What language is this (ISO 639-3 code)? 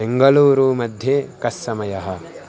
san